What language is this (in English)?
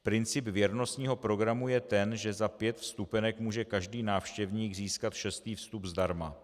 Czech